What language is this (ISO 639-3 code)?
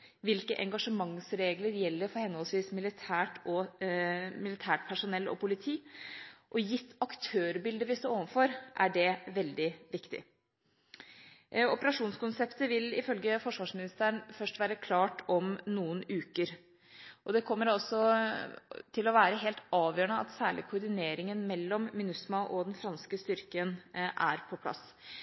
nob